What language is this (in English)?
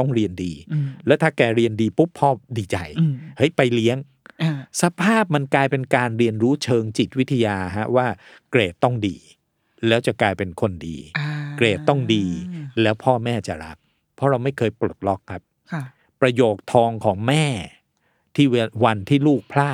Thai